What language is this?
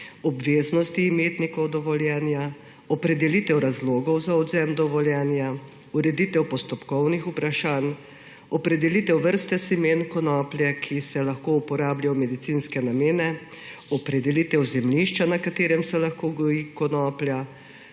Slovenian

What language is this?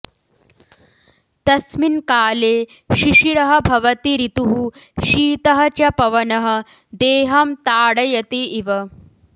Sanskrit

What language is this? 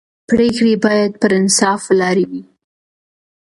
Pashto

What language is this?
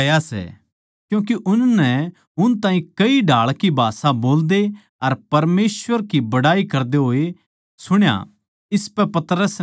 Haryanvi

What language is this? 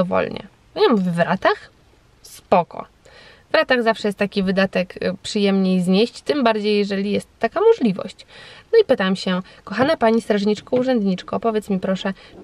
Polish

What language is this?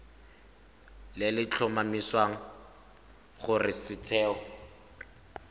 Tswana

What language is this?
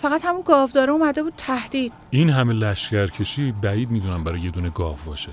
Persian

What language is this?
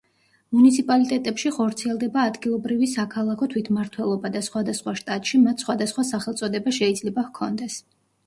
Georgian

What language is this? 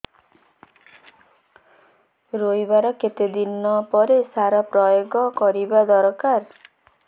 Odia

